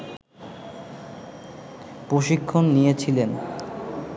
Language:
Bangla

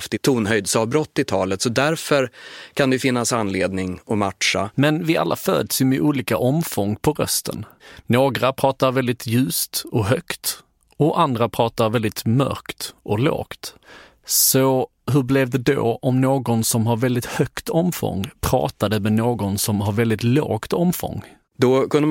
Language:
Swedish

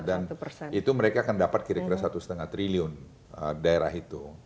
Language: Indonesian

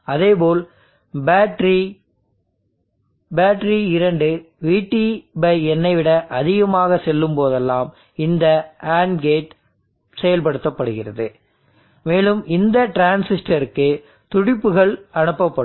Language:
Tamil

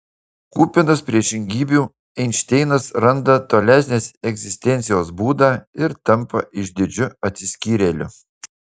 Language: Lithuanian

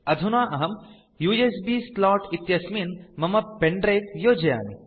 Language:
Sanskrit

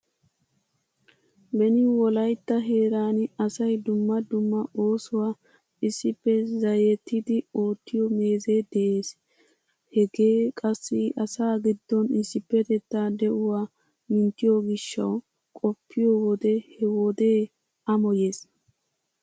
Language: Wolaytta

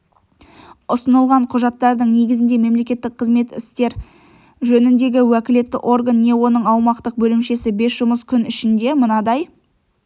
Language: Kazakh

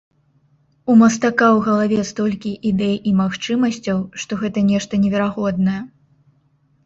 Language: Belarusian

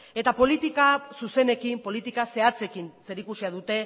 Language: Basque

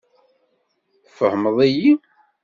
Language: Kabyle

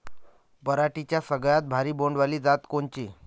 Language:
Marathi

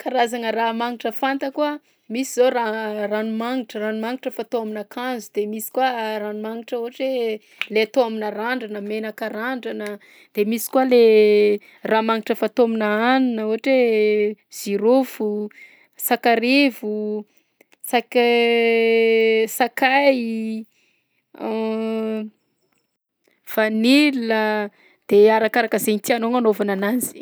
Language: Southern Betsimisaraka Malagasy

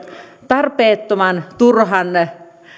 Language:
Finnish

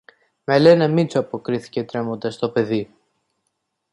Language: Greek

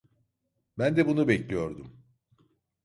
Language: Turkish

